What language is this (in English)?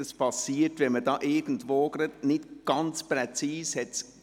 Swiss German